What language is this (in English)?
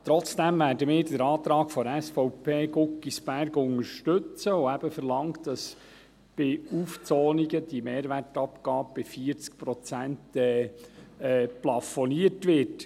Swiss German